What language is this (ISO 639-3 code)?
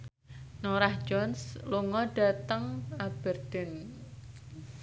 jav